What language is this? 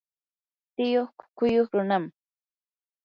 Yanahuanca Pasco Quechua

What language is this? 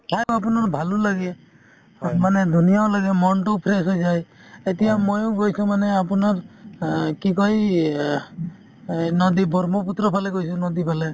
Assamese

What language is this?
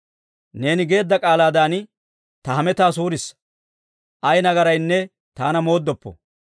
Dawro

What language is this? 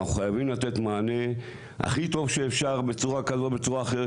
Hebrew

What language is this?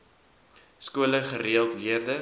Afrikaans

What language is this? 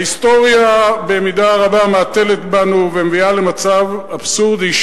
Hebrew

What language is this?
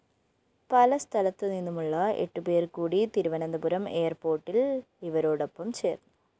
Malayalam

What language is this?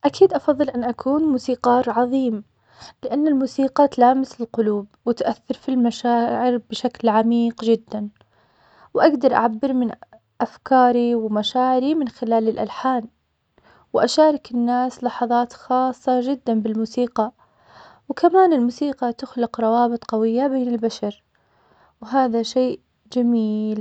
Omani Arabic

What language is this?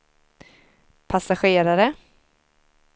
Swedish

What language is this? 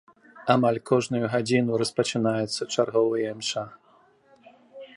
Belarusian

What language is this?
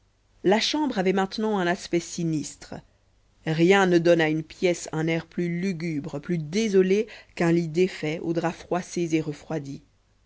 French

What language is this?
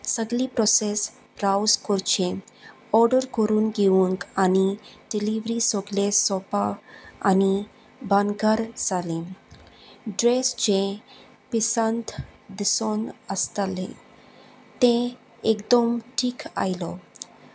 Konkani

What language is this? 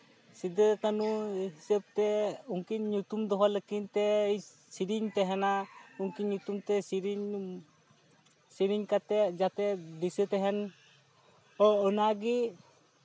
Santali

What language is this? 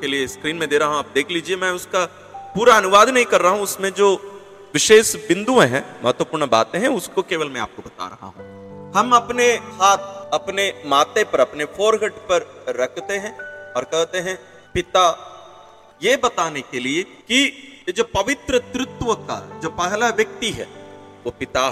Hindi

